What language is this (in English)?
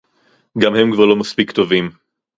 Hebrew